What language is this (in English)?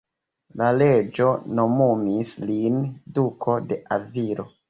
Esperanto